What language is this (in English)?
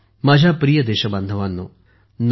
Marathi